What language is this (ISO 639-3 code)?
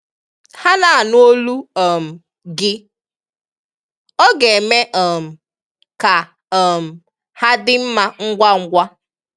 ibo